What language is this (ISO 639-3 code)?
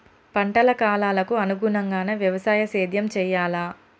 tel